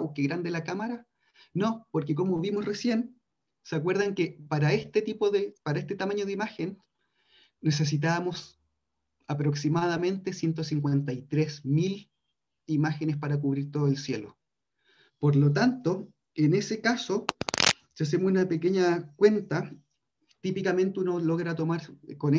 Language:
Spanish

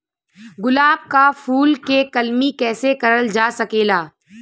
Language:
Bhojpuri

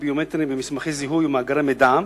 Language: Hebrew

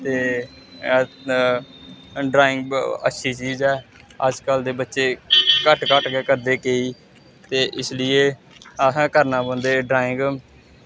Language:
Dogri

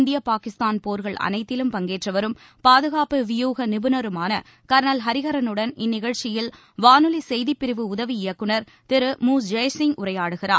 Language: Tamil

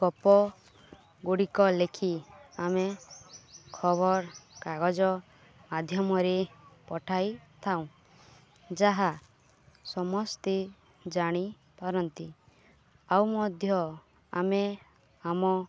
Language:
Odia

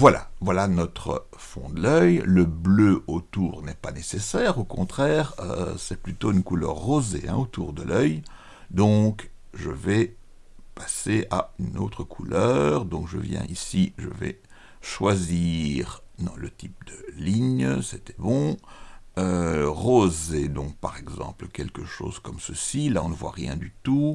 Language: French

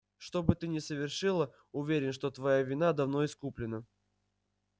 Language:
Russian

